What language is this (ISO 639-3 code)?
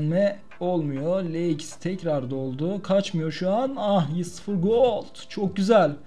tur